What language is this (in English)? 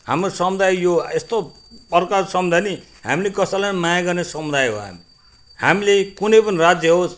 Nepali